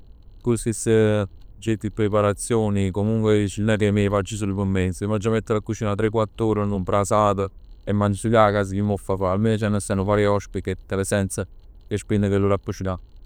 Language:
Neapolitan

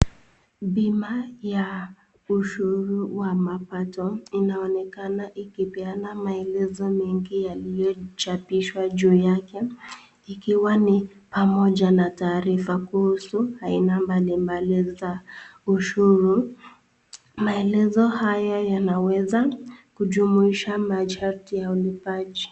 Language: Swahili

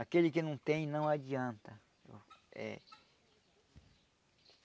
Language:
Portuguese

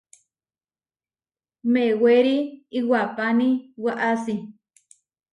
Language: Huarijio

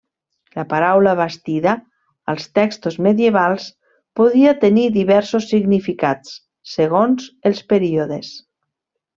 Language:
Catalan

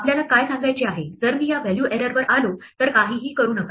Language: Marathi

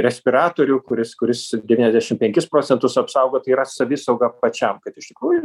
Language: Lithuanian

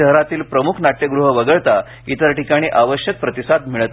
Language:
Marathi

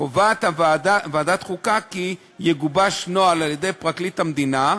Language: Hebrew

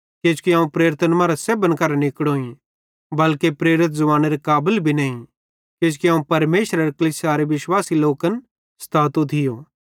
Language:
Bhadrawahi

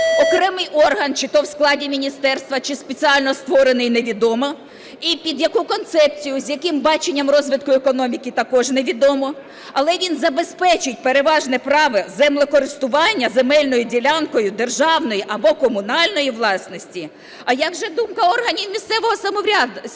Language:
Ukrainian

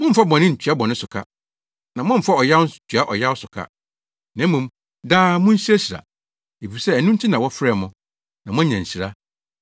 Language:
Akan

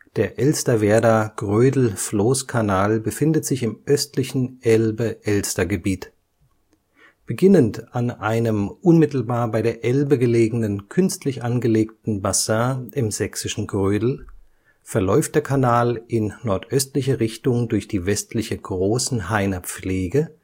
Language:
German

